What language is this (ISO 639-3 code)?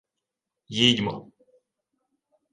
ukr